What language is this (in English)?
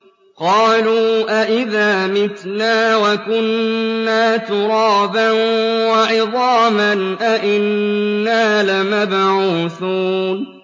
Arabic